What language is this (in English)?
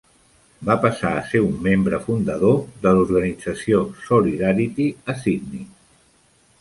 Catalan